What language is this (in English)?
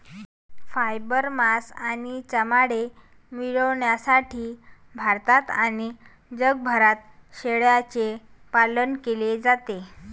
Marathi